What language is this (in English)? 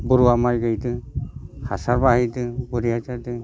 Bodo